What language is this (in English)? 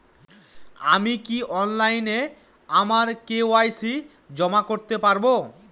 Bangla